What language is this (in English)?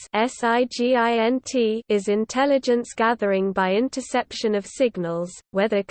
English